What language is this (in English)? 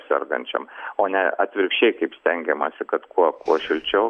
Lithuanian